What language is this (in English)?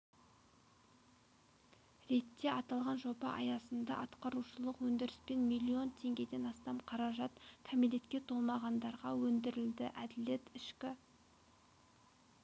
Kazakh